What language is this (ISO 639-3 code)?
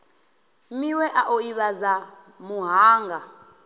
ven